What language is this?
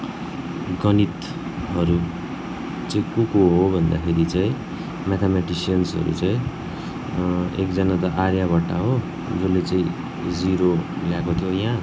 Nepali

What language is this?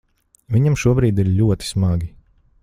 Latvian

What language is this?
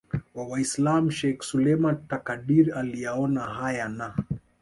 Swahili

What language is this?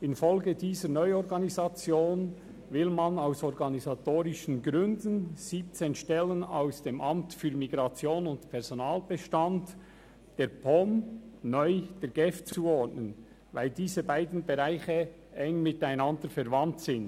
Swiss German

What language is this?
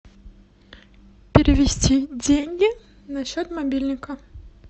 Russian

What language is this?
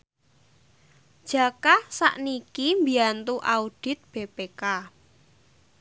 Javanese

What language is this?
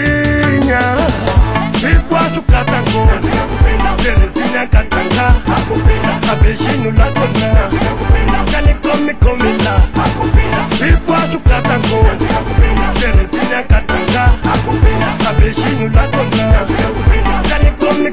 Romanian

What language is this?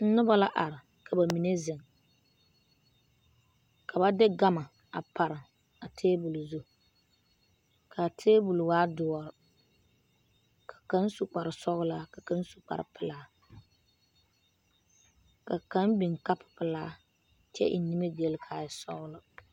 Southern Dagaare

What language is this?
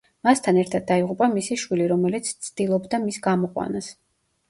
Georgian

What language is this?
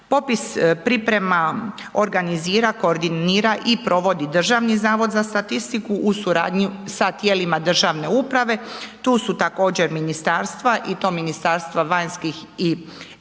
Croatian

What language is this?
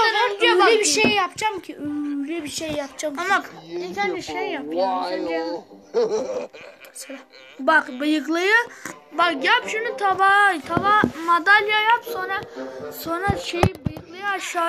Turkish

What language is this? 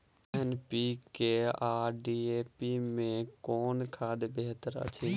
Maithili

